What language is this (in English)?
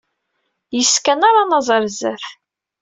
Kabyle